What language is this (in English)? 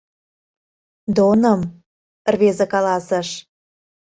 Mari